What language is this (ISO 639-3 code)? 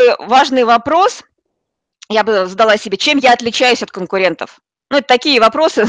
rus